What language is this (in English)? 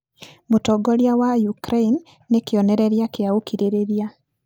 Kikuyu